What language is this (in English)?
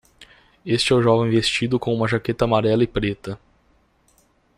Portuguese